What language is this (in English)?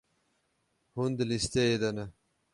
Kurdish